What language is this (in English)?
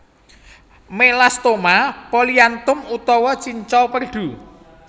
Javanese